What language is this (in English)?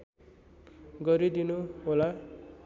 Nepali